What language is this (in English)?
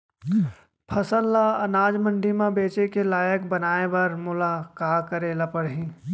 Chhattisgarhi